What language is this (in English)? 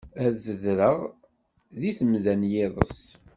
Kabyle